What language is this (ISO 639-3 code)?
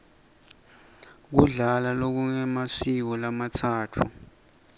ssw